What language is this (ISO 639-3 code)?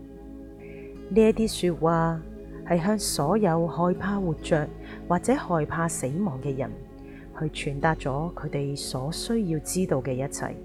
zho